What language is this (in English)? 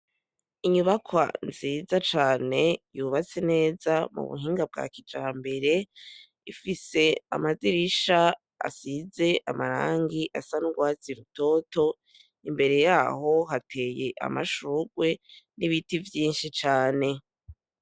Rundi